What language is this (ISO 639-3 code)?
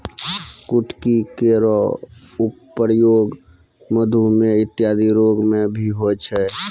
mai